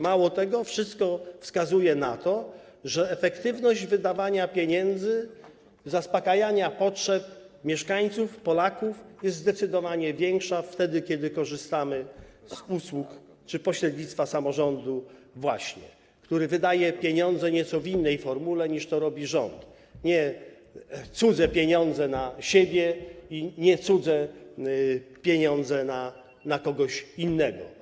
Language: Polish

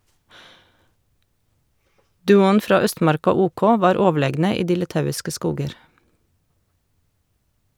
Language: Norwegian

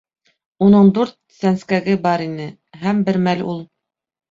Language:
Bashkir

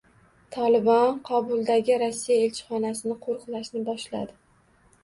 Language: Uzbek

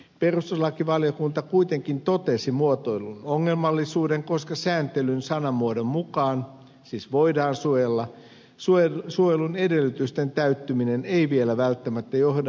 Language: Finnish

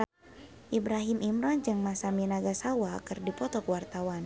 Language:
Sundanese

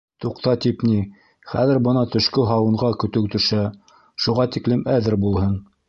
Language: Bashkir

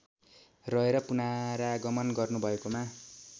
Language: Nepali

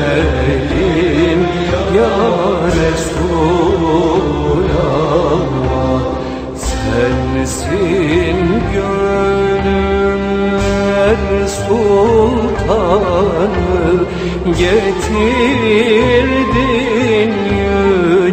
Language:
Turkish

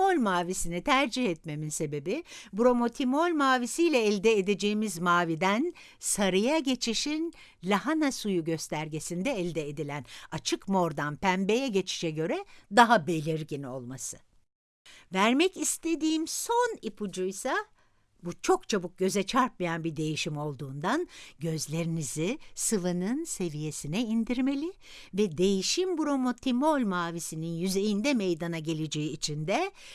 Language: Turkish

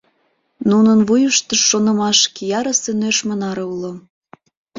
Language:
Mari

